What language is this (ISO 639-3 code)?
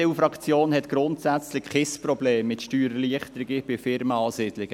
gsw